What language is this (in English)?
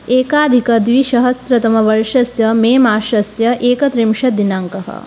Sanskrit